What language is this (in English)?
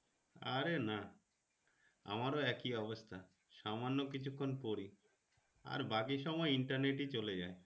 Bangla